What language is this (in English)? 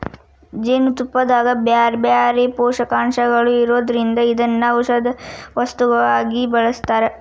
Kannada